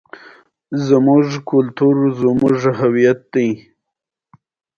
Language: Pashto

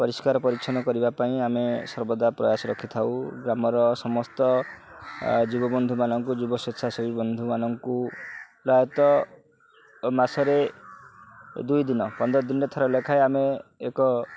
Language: Odia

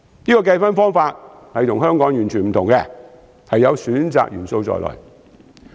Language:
Cantonese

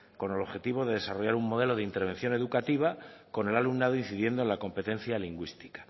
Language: Spanish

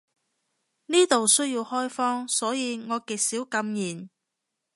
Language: Cantonese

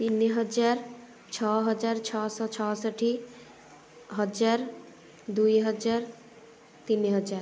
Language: Odia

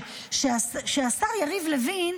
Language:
Hebrew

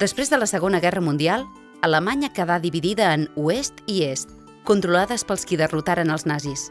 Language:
Catalan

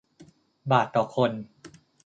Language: Thai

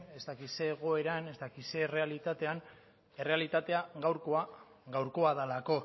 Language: Basque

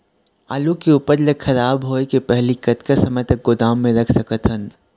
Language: Chhattisgarhi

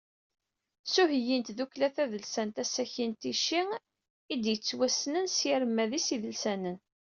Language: Kabyle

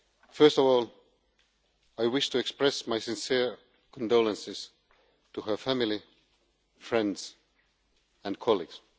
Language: English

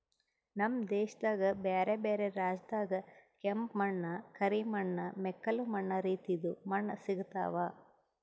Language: Kannada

